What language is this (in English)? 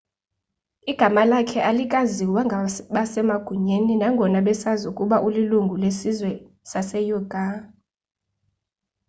Xhosa